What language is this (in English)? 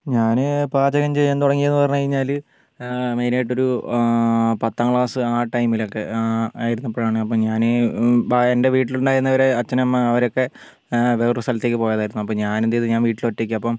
Malayalam